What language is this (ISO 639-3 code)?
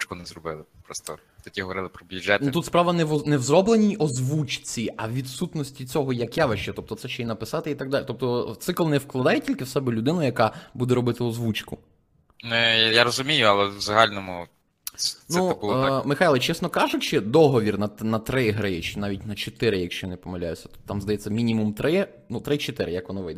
ukr